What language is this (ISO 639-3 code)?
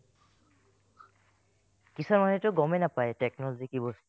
asm